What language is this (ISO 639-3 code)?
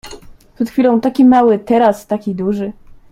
pol